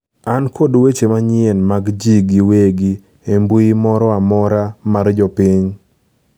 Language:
Luo (Kenya and Tanzania)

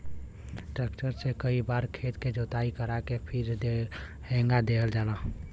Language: Bhojpuri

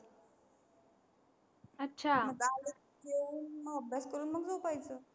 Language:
Marathi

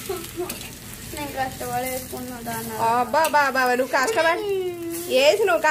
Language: Hindi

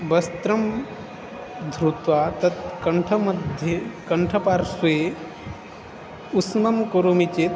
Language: Sanskrit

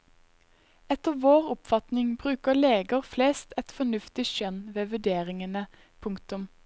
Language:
Norwegian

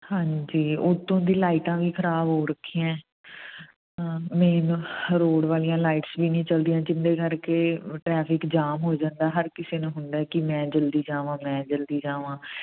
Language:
Punjabi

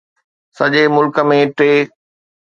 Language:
Sindhi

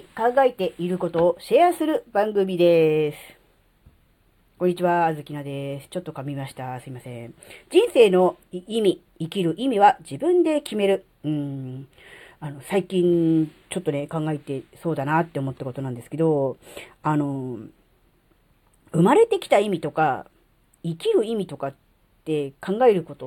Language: Japanese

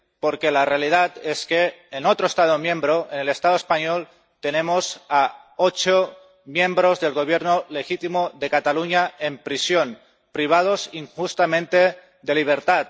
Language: Spanish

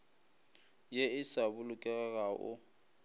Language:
Northern Sotho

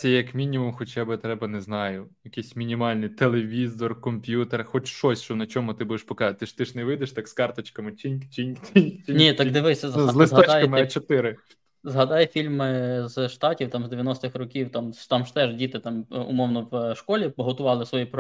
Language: Ukrainian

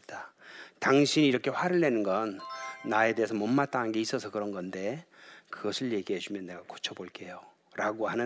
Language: Korean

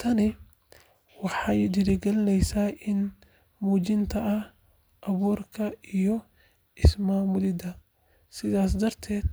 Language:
Somali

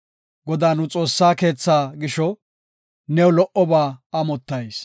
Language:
Gofa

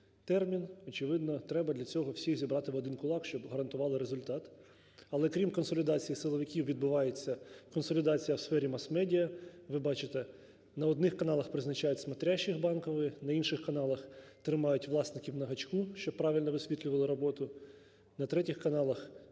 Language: Ukrainian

